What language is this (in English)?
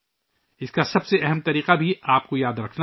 Urdu